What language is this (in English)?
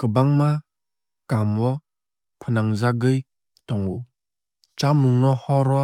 Kok Borok